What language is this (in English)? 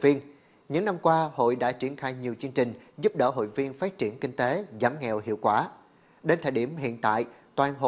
Vietnamese